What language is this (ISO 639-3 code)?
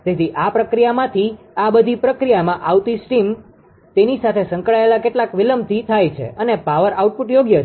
guj